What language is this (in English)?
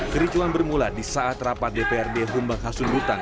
Indonesian